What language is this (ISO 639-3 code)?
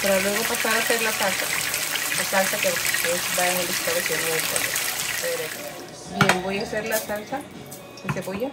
spa